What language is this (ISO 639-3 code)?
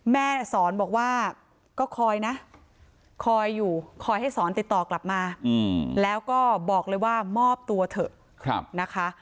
tha